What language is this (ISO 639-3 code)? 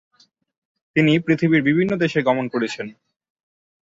ben